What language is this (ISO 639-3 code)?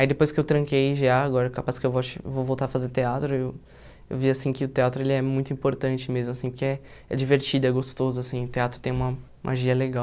por